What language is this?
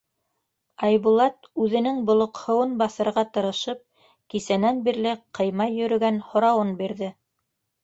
Bashkir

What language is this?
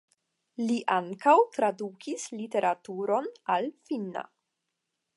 Esperanto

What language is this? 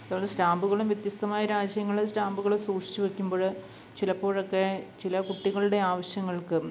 Malayalam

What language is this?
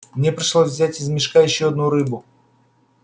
Russian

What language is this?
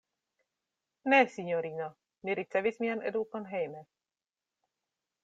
Esperanto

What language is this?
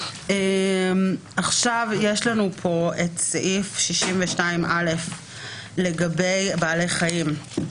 Hebrew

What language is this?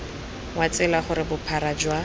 Tswana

